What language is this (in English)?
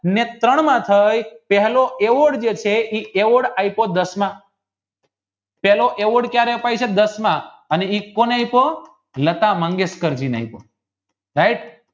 Gujarati